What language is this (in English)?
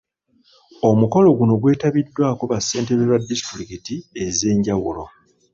Ganda